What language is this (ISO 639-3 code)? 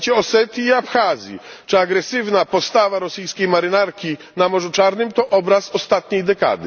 pol